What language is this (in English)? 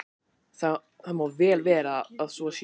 Icelandic